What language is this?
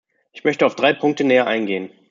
German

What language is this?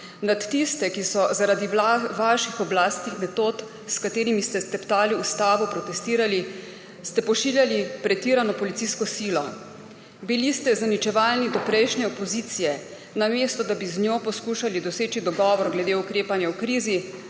Slovenian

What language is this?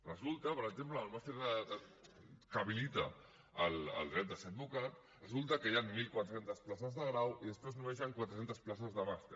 Catalan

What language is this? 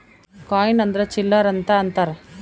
Kannada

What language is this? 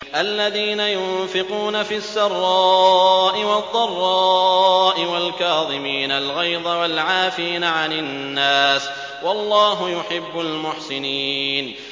Arabic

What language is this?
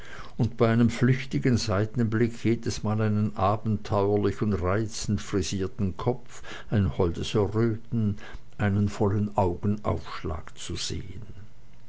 German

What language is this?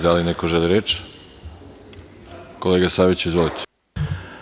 Serbian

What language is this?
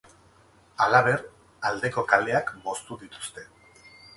Basque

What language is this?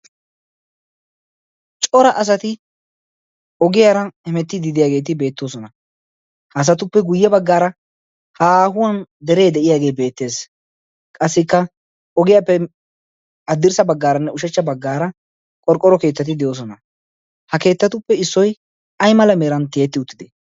Wolaytta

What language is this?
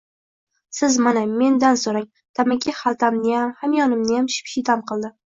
Uzbek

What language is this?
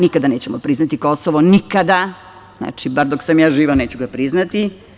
Serbian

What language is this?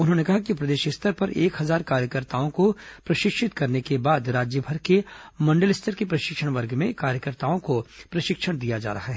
Hindi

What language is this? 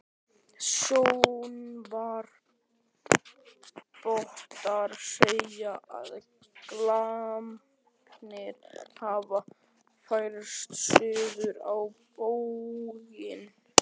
Icelandic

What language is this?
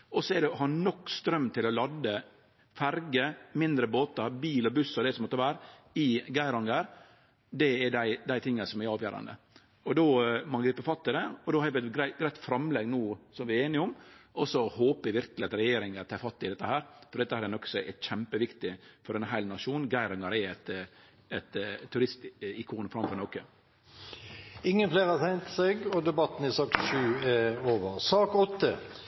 Norwegian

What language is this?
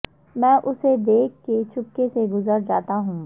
Urdu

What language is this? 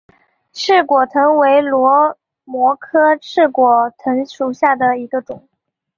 Chinese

